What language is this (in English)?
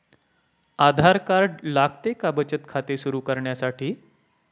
Marathi